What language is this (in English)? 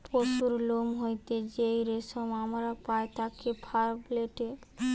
Bangla